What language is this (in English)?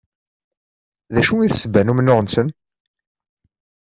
Kabyle